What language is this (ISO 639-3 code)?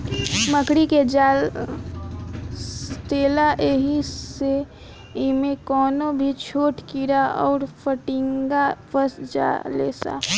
bho